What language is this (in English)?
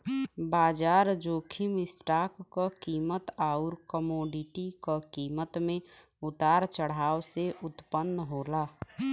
Bhojpuri